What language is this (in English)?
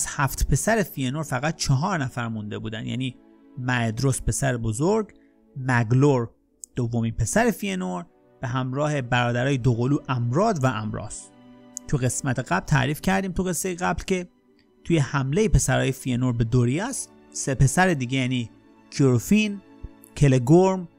Persian